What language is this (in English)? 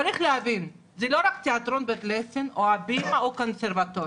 Hebrew